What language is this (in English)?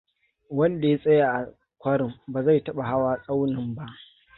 Hausa